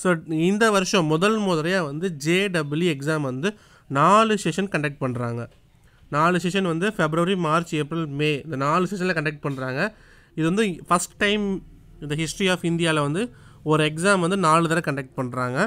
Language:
Indonesian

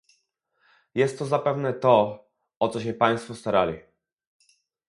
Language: Polish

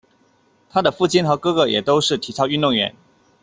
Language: Chinese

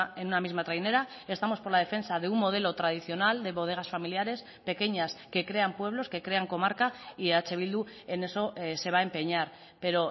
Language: Spanish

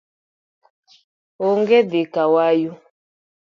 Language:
Luo (Kenya and Tanzania)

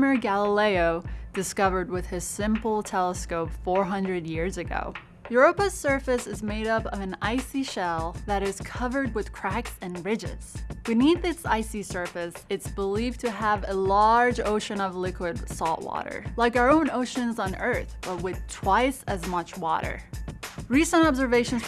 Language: English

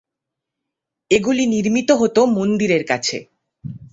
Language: Bangla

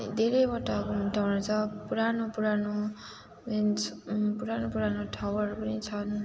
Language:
Nepali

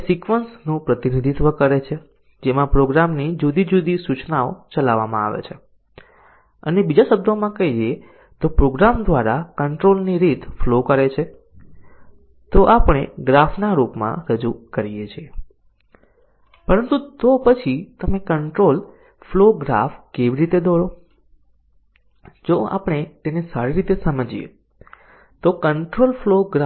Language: Gujarati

